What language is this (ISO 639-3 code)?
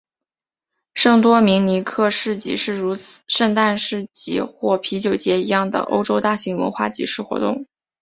zho